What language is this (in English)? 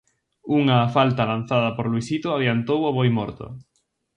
Galician